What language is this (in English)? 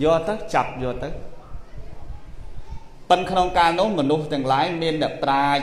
Vietnamese